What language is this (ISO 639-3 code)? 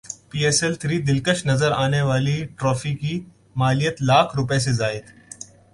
urd